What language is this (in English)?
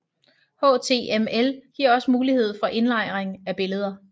Danish